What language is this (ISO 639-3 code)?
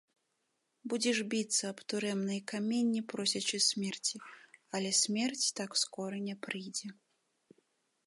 bel